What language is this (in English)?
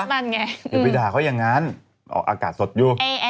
Thai